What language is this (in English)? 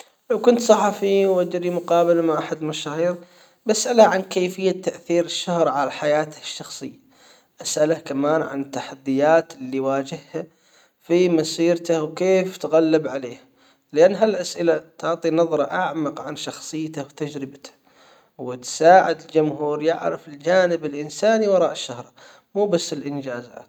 Hijazi Arabic